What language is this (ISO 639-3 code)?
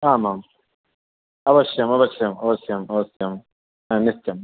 san